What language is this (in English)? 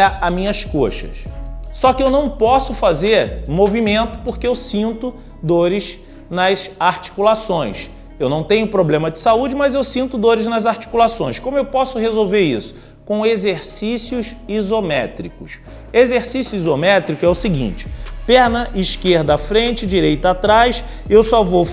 Portuguese